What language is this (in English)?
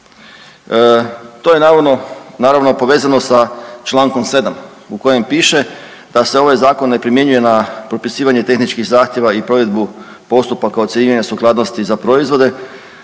Croatian